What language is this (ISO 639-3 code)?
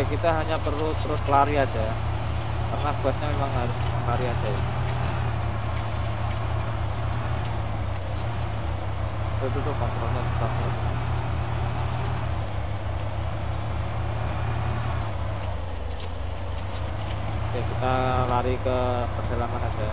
ind